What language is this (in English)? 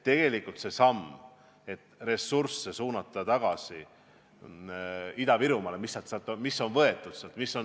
Estonian